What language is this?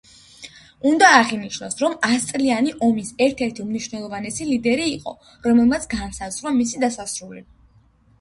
Georgian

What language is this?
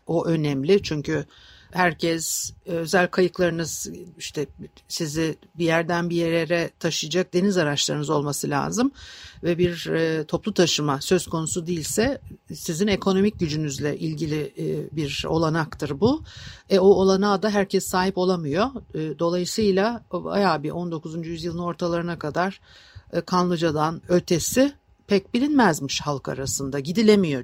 Turkish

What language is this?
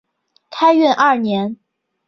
Chinese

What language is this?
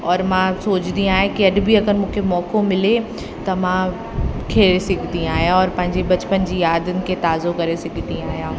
Sindhi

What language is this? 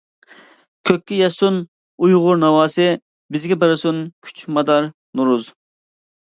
Uyghur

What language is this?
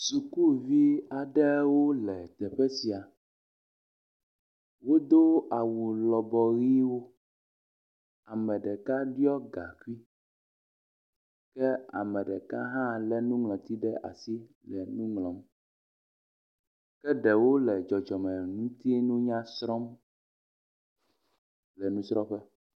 Ewe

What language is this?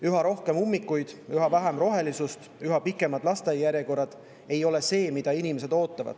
Estonian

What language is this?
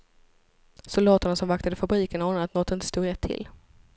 Swedish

